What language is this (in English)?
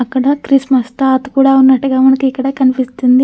Telugu